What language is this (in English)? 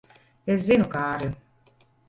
Latvian